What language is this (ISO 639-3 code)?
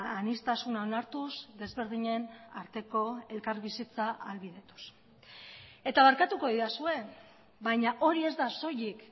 eus